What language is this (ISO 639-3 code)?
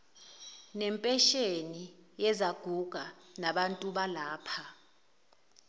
zul